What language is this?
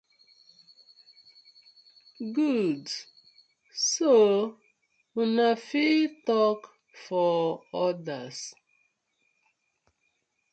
Nigerian Pidgin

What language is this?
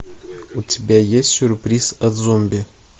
Russian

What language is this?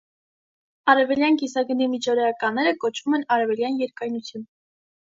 Armenian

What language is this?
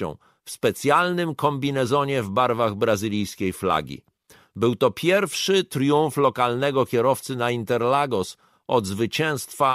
Polish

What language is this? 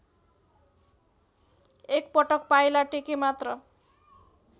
Nepali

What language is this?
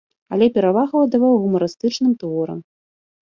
Belarusian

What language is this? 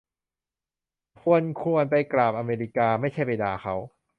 Thai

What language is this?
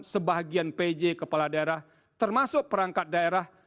Indonesian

